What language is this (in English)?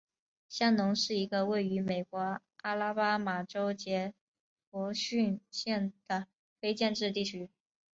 Chinese